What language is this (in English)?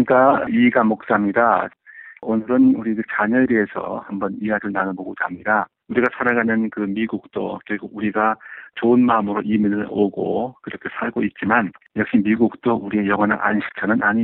Korean